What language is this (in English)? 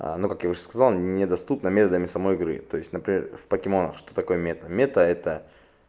Russian